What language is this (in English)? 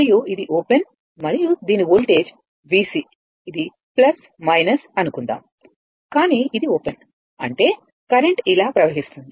Telugu